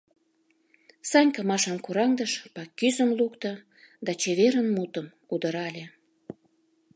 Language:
Mari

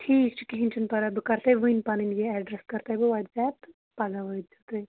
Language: Kashmiri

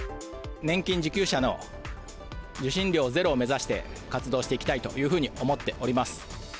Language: Japanese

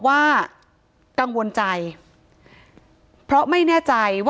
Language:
Thai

